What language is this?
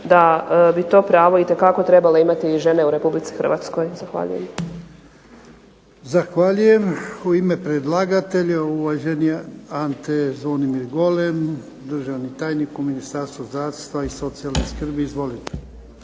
Croatian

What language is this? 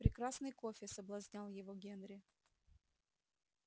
Russian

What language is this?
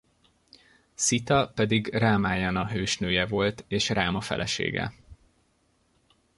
Hungarian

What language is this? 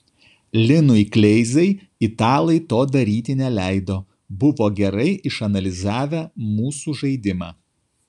Lithuanian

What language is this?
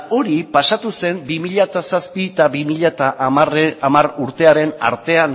Basque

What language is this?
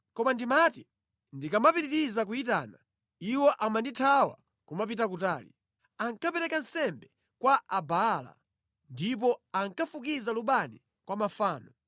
Nyanja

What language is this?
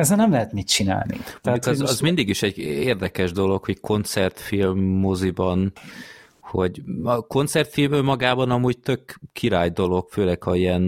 Hungarian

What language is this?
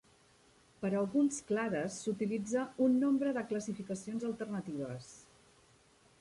Catalan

